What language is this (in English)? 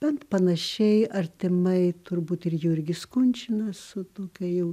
Lithuanian